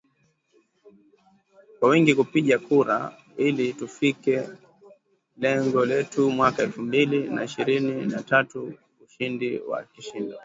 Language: Swahili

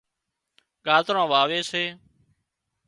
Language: Wadiyara Koli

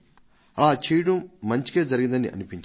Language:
Telugu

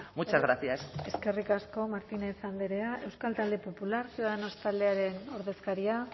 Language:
Basque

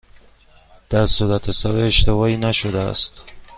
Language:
Persian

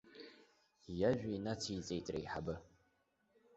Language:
Abkhazian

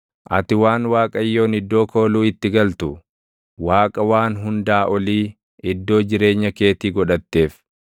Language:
Oromo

